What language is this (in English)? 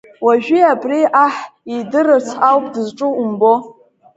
Abkhazian